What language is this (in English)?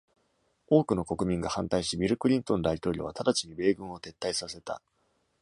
Japanese